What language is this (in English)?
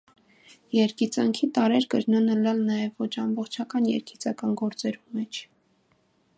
Armenian